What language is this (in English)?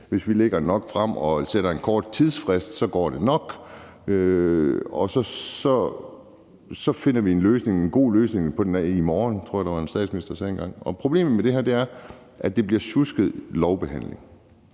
Danish